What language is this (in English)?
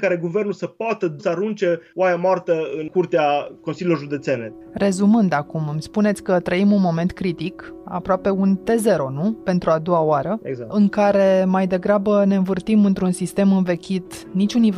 Romanian